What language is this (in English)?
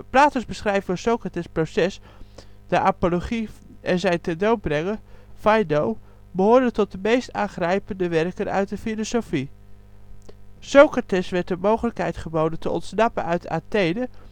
Dutch